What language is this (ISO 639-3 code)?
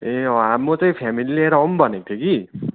nep